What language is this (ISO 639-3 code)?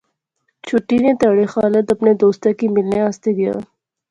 phr